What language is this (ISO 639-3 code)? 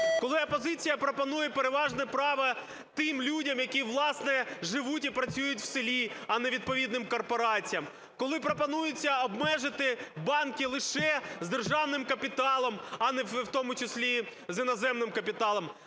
ukr